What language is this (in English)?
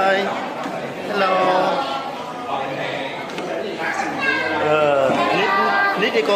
Vietnamese